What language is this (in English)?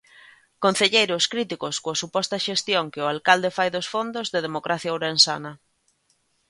Galician